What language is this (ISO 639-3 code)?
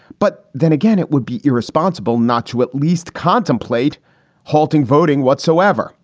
eng